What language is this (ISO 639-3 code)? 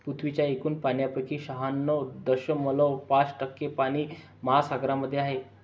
mar